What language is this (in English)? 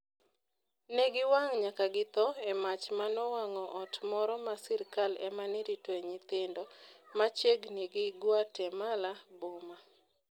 Luo (Kenya and Tanzania)